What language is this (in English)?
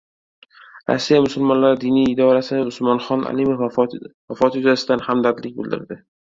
Uzbek